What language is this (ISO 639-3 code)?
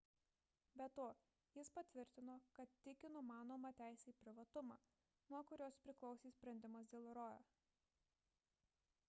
lit